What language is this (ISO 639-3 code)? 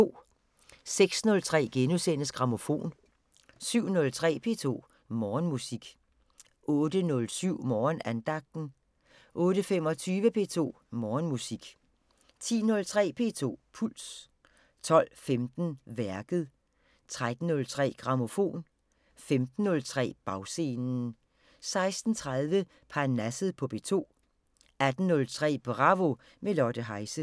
dan